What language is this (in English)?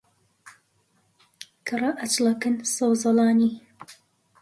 Central Kurdish